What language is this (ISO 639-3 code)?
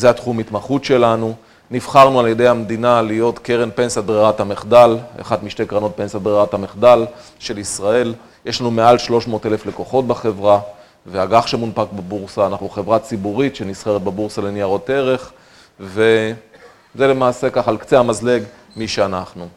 heb